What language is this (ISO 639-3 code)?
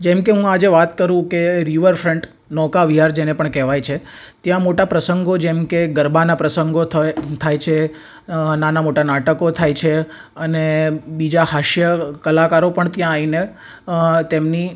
guj